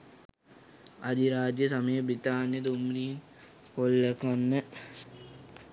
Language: Sinhala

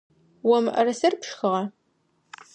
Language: Adyghe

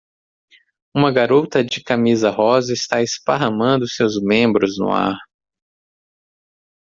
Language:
Portuguese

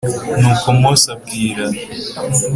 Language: Kinyarwanda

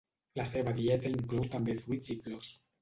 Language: Catalan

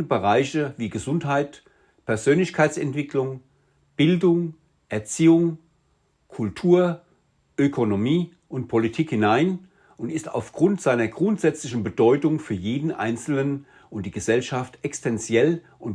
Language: German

